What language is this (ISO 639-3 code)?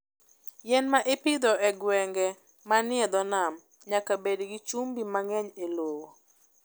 luo